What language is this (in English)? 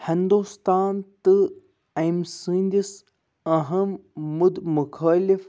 Kashmiri